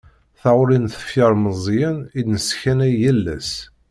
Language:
Kabyle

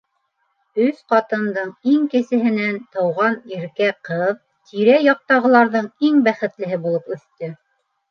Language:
Bashkir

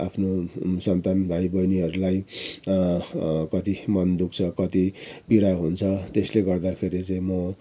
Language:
Nepali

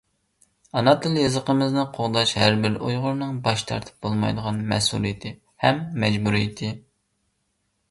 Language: Uyghur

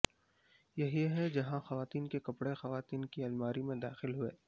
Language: Urdu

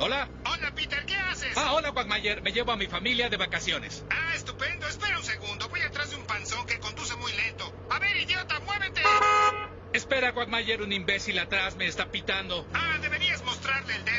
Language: Spanish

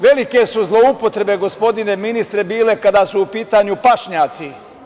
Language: Serbian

